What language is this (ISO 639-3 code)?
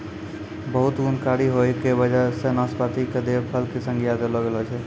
mai